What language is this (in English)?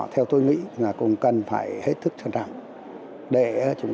Vietnamese